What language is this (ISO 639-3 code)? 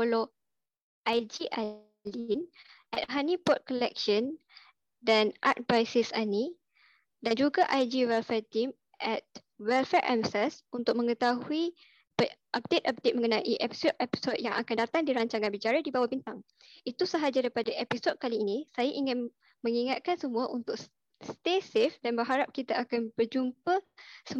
msa